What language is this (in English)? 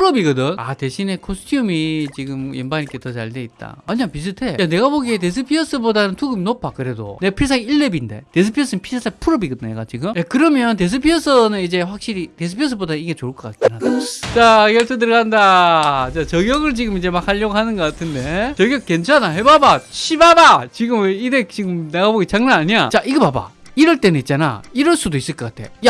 Korean